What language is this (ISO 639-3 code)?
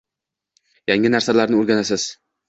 uzb